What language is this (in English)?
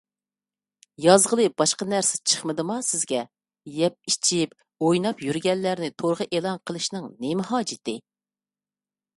Uyghur